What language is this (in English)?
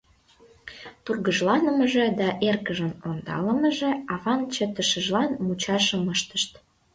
Mari